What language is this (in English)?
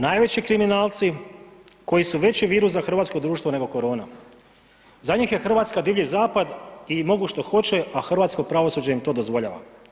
Croatian